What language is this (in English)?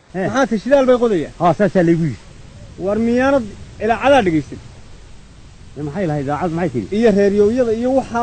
Arabic